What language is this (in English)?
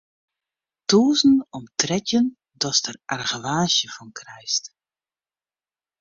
Western Frisian